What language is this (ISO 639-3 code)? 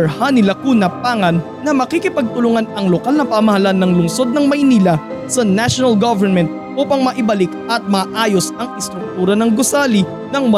fil